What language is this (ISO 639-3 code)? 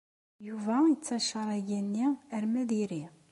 kab